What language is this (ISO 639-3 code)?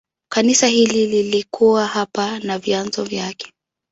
swa